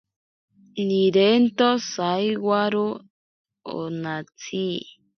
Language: Ashéninka Perené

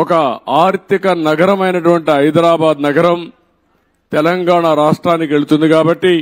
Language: Telugu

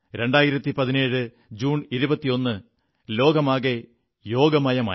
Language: Malayalam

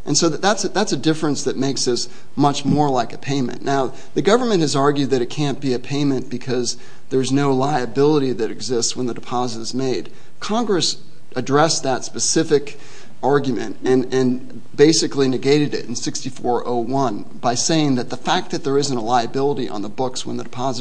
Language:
English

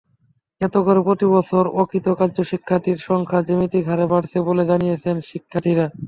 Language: Bangla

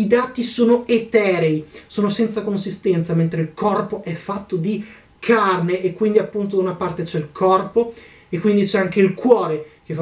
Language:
Italian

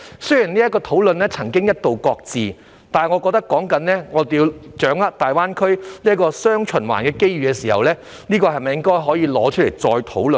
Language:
Cantonese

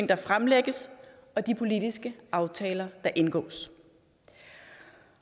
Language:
Danish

